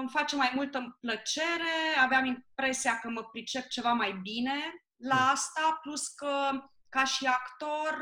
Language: Romanian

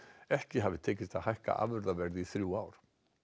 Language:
Icelandic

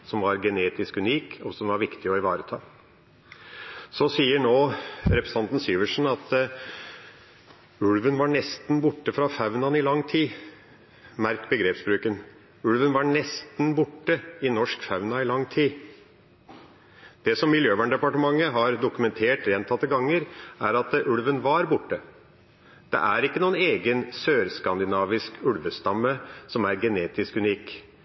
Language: Norwegian Bokmål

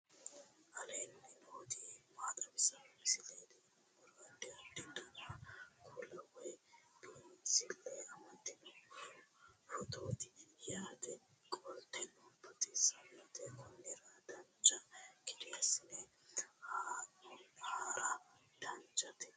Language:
Sidamo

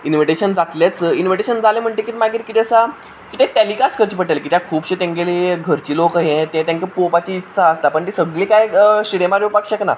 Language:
Konkani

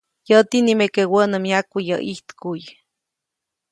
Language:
Copainalá Zoque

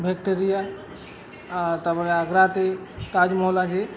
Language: Bangla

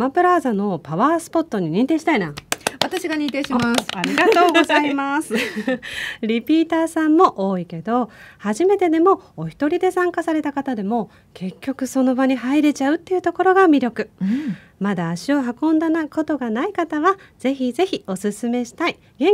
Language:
Japanese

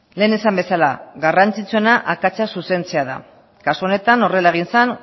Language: Basque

